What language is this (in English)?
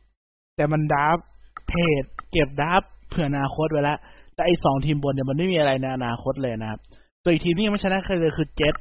Thai